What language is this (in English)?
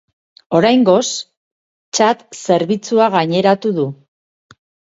Basque